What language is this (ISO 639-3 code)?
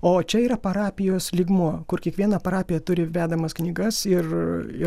lit